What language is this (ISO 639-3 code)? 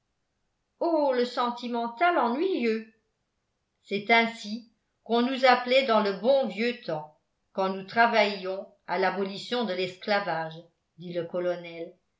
fra